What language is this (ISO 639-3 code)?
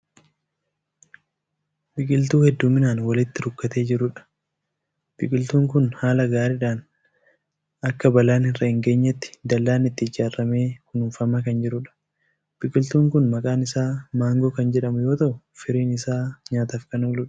orm